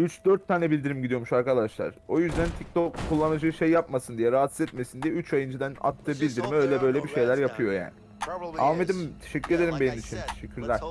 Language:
Turkish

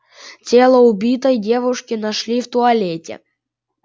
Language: Russian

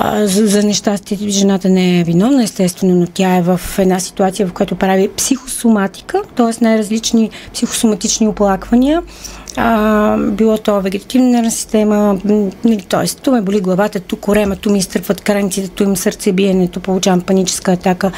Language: Bulgarian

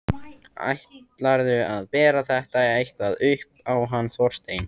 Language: Icelandic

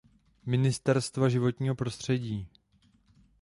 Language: Czech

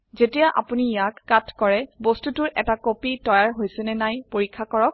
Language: Assamese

